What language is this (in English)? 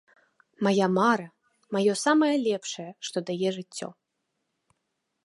Belarusian